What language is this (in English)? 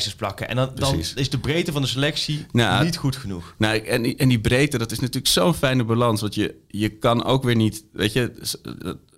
Dutch